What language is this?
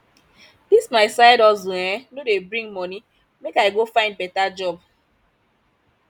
Nigerian Pidgin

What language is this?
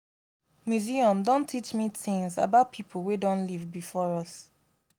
Nigerian Pidgin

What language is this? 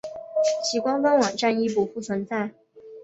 Chinese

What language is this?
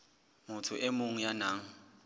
Southern Sotho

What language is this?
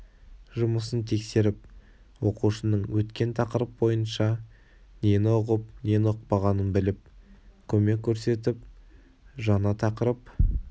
Kazakh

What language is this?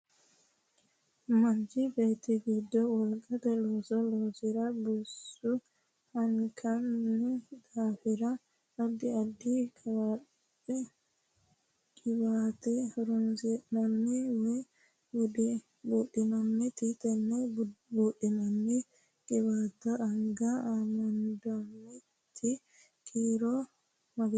Sidamo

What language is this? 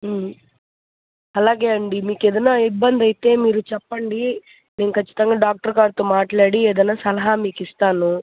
Telugu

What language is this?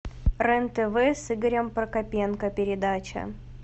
Russian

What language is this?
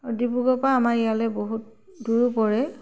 Assamese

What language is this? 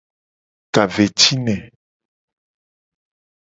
Gen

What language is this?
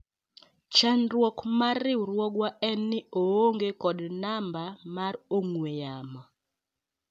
Luo (Kenya and Tanzania)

